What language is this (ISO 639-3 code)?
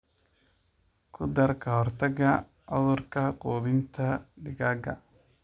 som